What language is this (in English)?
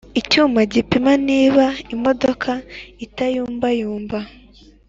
Kinyarwanda